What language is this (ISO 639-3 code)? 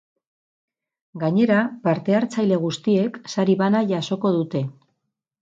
eus